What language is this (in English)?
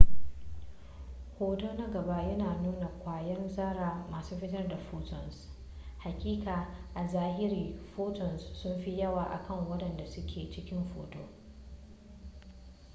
Hausa